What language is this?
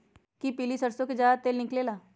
Magahi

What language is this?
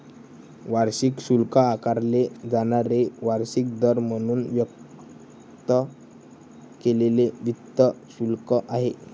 Marathi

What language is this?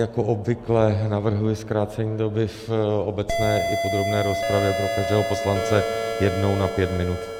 Czech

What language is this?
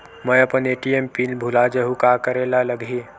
Chhattisgarhi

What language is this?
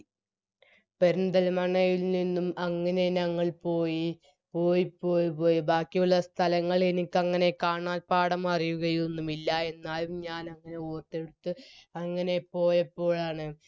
Malayalam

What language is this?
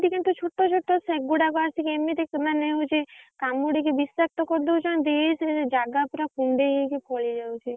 Odia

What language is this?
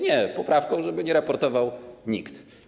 Polish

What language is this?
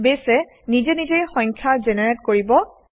Assamese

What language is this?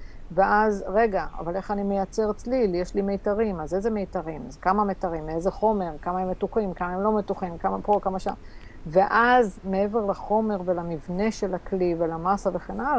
Hebrew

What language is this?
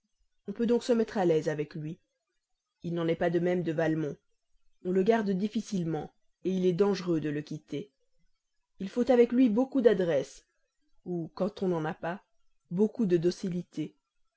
French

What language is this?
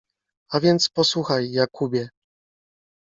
Polish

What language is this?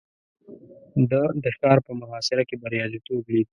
Pashto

